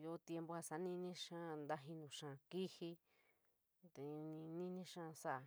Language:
San Miguel El Grande Mixtec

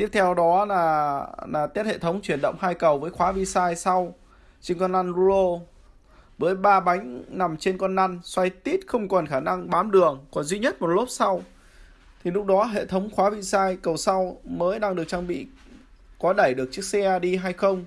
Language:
Vietnamese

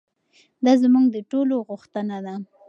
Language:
Pashto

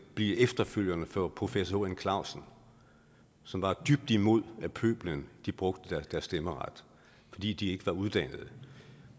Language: Danish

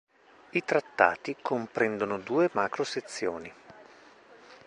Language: Italian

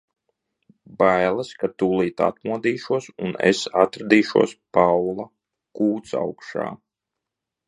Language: Latvian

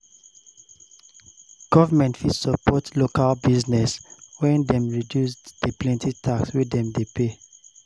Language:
Nigerian Pidgin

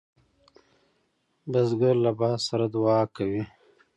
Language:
Pashto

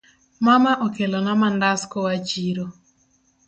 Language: Luo (Kenya and Tanzania)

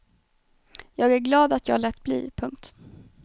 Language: Swedish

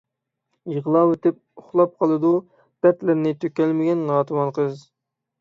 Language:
Uyghur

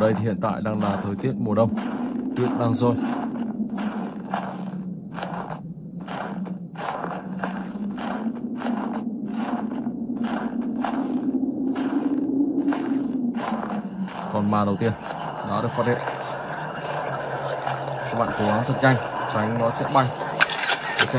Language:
Vietnamese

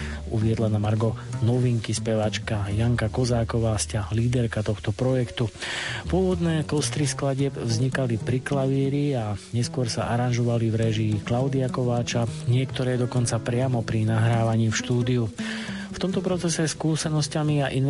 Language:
Slovak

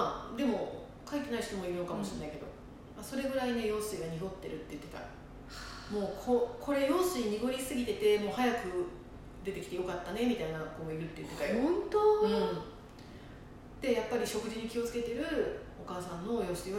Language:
Japanese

